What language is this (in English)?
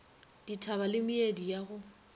Northern Sotho